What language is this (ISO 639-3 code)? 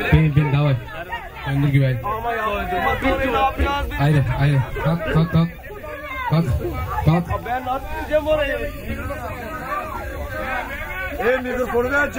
tur